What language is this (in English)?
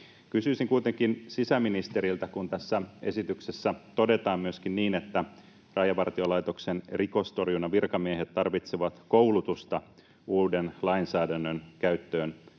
Finnish